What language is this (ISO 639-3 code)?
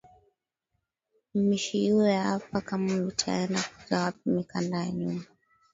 swa